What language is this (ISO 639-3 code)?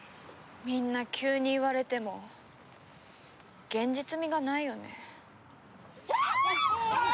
jpn